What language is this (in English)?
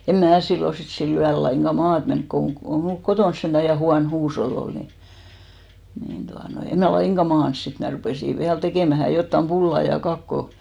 Finnish